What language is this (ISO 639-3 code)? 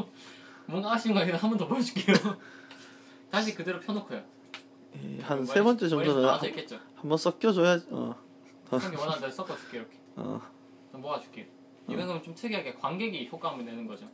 kor